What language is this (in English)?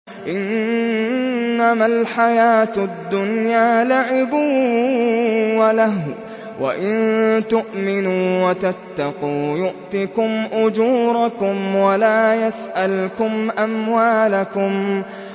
Arabic